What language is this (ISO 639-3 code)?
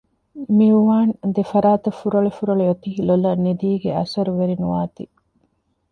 div